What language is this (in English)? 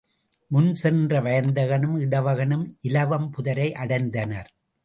Tamil